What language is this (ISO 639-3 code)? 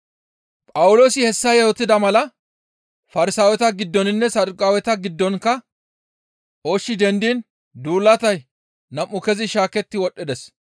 gmv